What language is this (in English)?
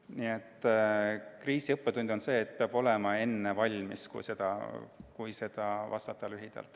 Estonian